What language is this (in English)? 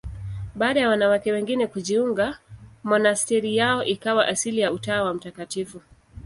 Swahili